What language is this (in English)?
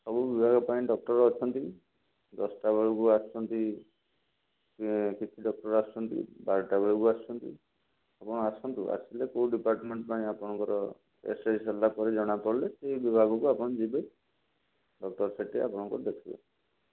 Odia